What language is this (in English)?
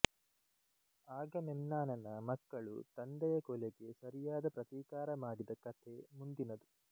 Kannada